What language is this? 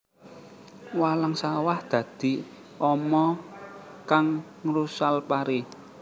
Javanese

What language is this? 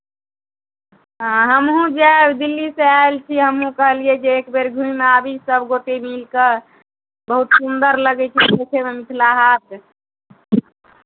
Maithili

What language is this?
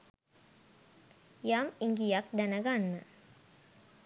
Sinhala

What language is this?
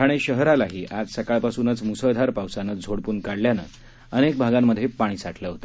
Marathi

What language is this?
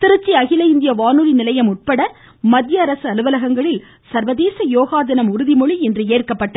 Tamil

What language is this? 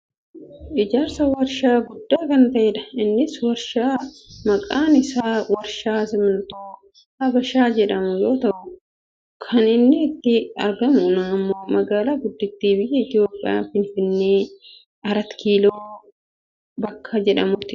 Oromo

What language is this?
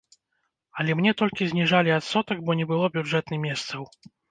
Belarusian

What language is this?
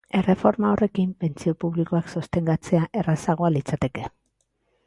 Basque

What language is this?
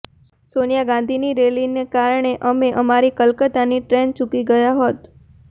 Gujarati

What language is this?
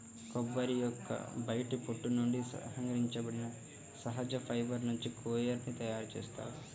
Telugu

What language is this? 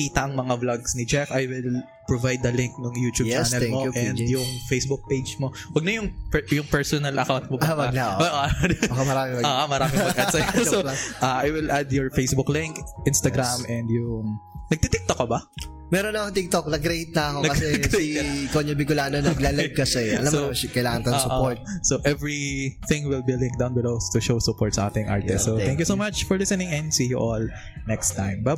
Filipino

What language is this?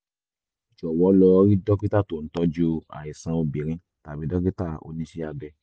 Yoruba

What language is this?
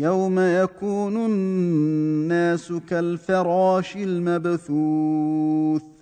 Arabic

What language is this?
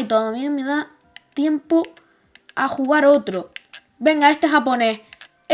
Spanish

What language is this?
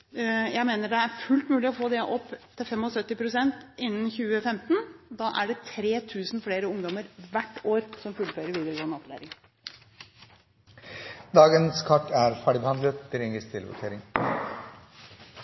Norwegian Bokmål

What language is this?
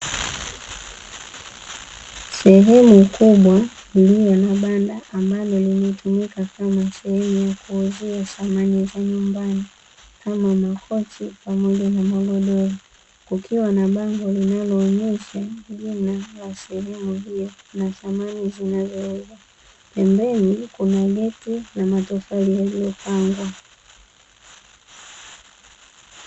Swahili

